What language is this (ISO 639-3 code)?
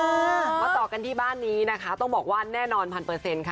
tha